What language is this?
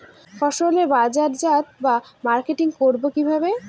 Bangla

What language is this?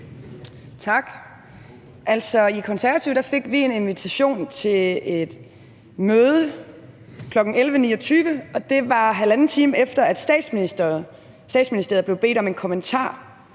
Danish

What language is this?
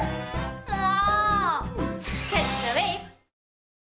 Japanese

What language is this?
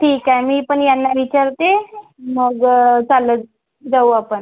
Marathi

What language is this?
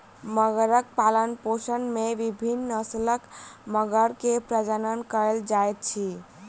Maithili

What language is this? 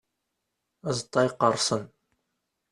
Kabyle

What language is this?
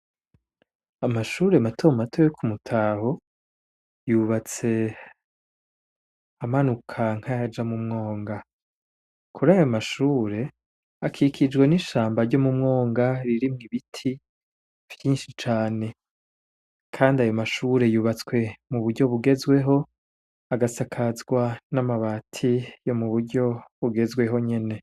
Rundi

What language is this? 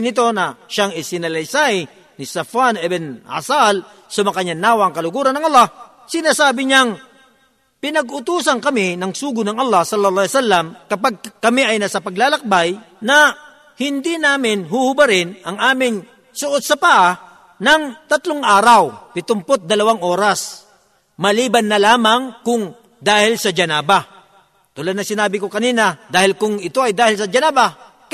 Filipino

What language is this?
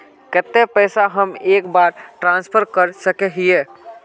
Magahi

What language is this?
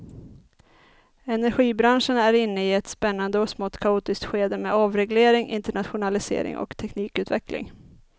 Swedish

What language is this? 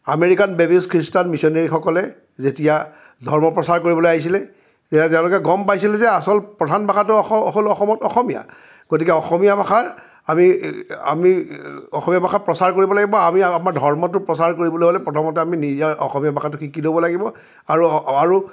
Assamese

